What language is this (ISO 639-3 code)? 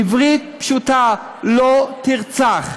heb